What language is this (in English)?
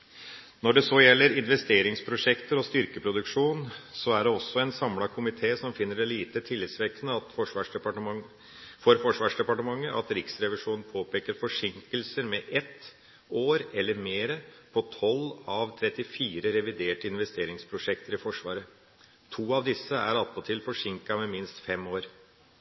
Norwegian Bokmål